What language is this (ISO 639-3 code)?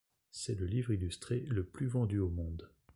fra